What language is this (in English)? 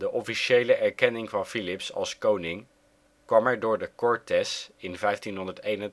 Dutch